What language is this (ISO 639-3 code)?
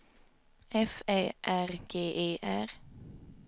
swe